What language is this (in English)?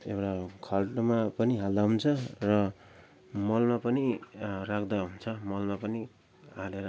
Nepali